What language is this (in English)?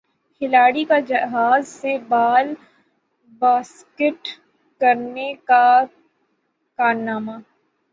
Urdu